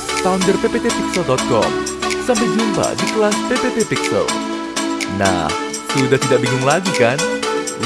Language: Indonesian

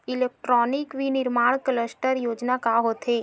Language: Chhattisgarhi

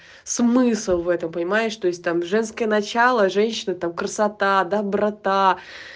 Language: Russian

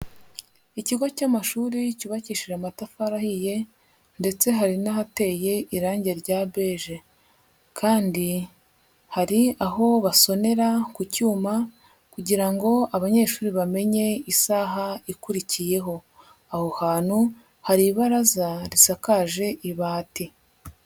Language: Kinyarwanda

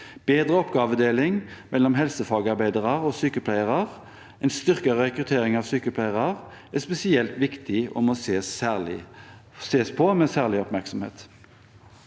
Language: Norwegian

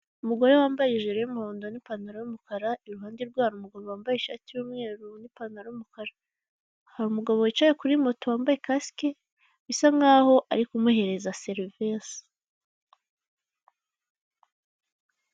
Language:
Kinyarwanda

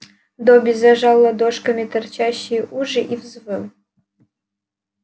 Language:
Russian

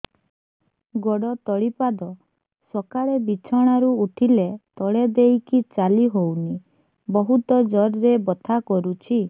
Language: Odia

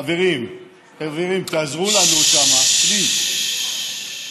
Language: Hebrew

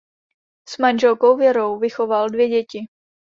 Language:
Czech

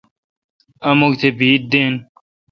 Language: Kalkoti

